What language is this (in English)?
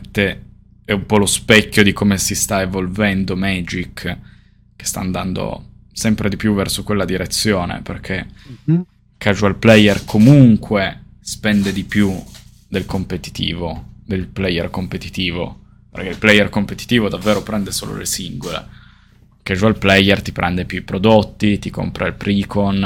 Italian